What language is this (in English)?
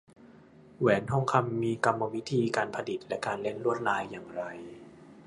Thai